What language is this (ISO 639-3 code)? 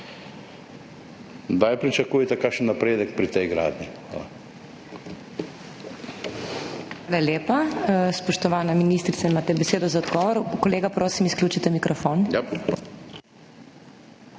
slv